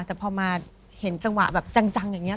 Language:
Thai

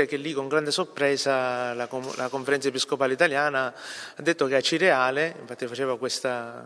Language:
Italian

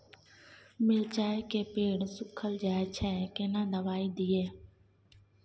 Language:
Maithili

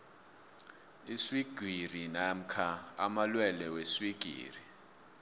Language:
South Ndebele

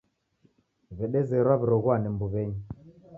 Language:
Taita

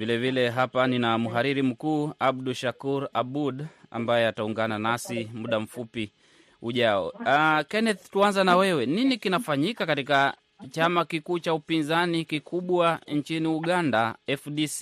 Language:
Swahili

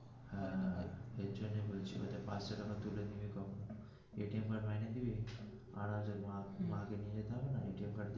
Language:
Bangla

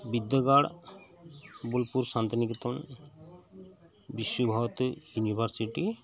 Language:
Santali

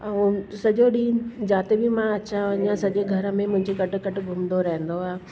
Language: Sindhi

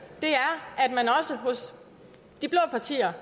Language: Danish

